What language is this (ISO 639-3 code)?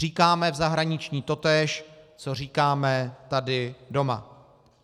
ces